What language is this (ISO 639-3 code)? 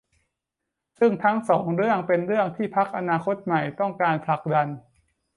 tha